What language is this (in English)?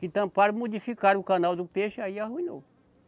Portuguese